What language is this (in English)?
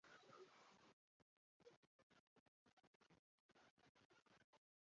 Chinese